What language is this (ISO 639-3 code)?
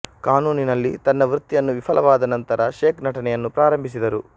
kan